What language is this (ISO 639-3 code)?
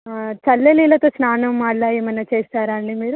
tel